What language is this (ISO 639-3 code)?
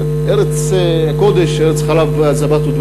heb